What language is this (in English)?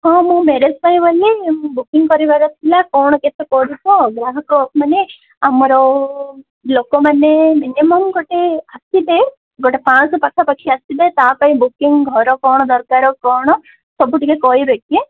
Odia